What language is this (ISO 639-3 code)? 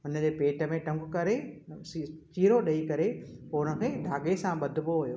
snd